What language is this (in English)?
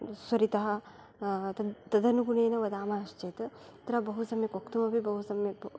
Sanskrit